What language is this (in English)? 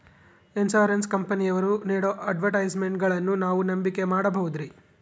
Kannada